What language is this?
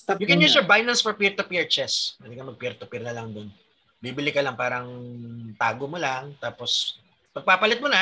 Filipino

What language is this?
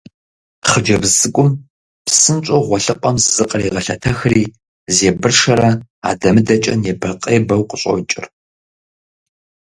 Kabardian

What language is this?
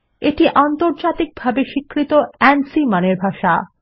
Bangla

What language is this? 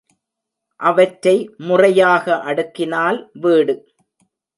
Tamil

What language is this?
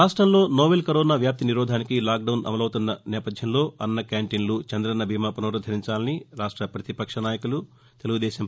Telugu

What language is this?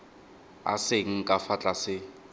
Tswana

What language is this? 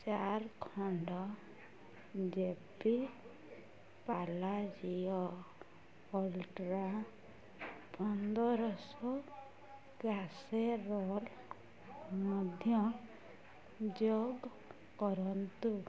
Odia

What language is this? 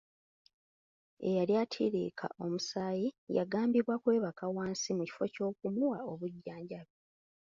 Ganda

